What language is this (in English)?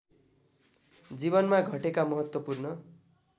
Nepali